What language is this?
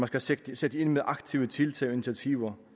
Danish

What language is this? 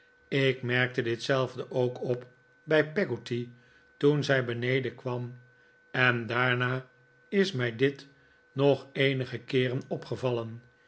Dutch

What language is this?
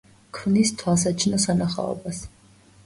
Georgian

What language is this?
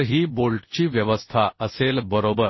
Marathi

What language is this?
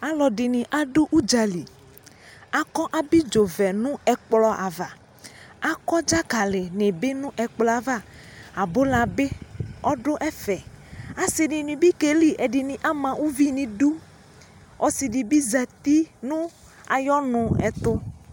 Ikposo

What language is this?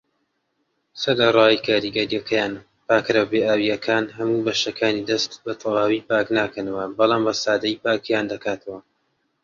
Central Kurdish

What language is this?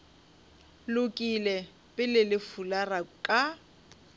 Northern Sotho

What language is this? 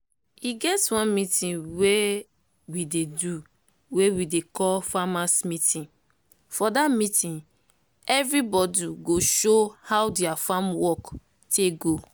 Nigerian Pidgin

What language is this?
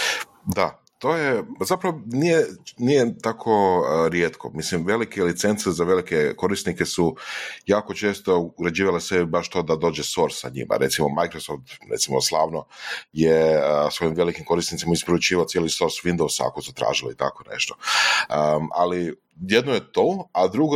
Croatian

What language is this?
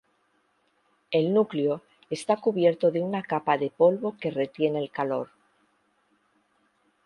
Spanish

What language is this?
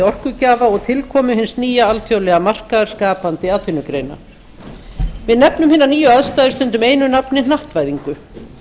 Icelandic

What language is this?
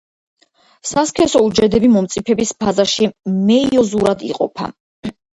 Georgian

